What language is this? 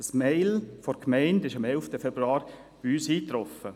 Swiss German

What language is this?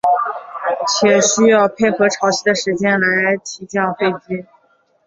Chinese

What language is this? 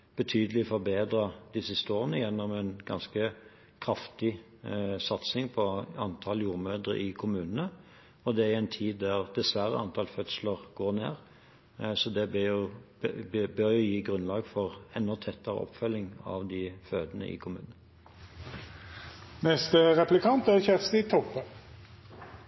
Norwegian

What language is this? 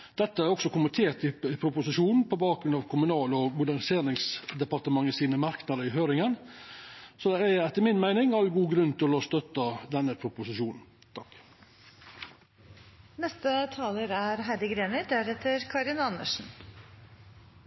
Norwegian Nynorsk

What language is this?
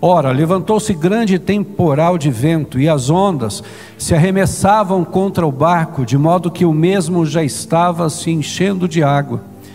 Portuguese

